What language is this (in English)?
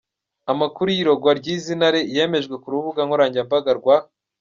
Kinyarwanda